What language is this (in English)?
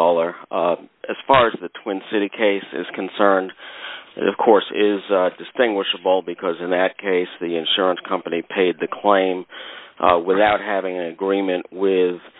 English